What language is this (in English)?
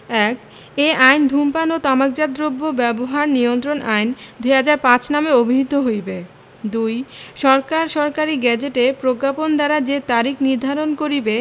Bangla